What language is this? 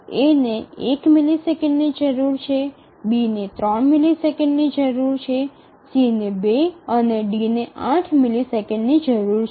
Gujarati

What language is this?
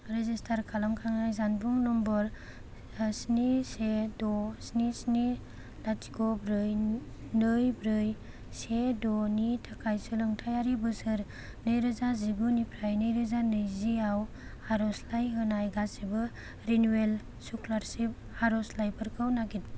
Bodo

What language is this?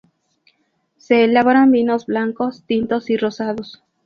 Spanish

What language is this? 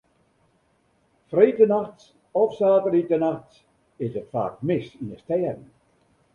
Western Frisian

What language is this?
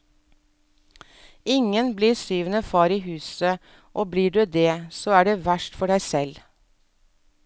Norwegian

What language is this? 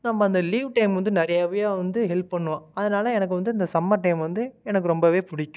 Tamil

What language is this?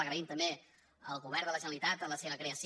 Catalan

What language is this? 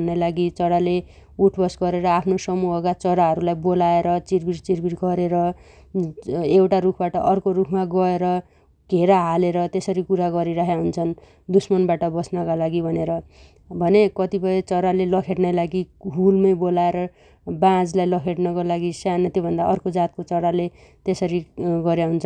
Dotyali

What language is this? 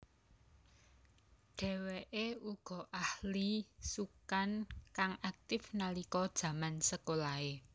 Javanese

